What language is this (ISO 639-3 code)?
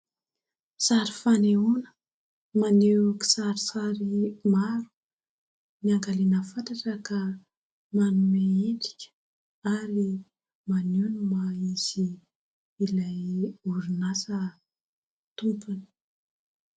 mlg